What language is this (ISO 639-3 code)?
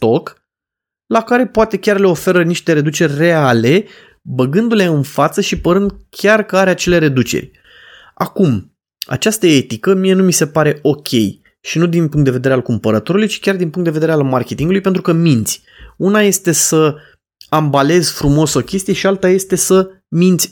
ron